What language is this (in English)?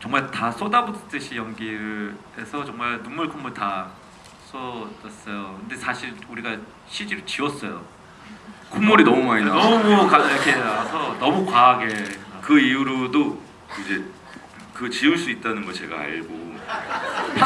Korean